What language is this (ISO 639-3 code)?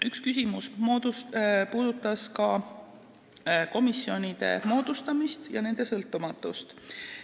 est